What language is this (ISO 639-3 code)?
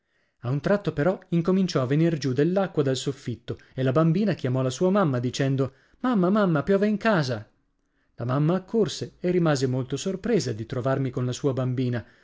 ita